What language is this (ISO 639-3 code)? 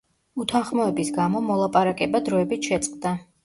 kat